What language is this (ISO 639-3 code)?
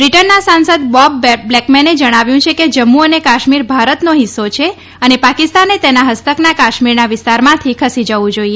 guj